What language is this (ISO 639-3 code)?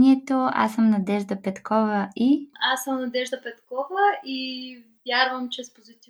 bul